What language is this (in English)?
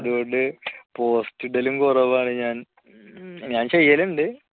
Malayalam